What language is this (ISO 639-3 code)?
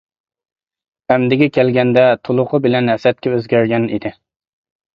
uig